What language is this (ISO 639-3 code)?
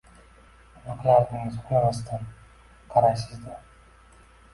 uzb